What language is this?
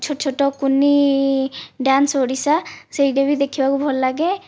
Odia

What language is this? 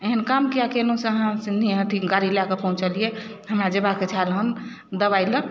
Maithili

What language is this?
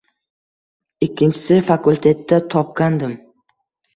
Uzbek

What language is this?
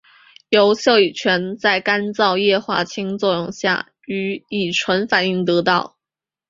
Chinese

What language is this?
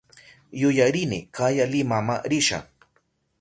Southern Pastaza Quechua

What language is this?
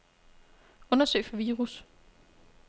Danish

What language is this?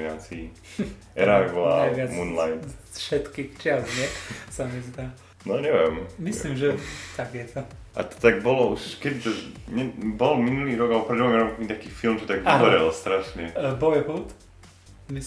Slovak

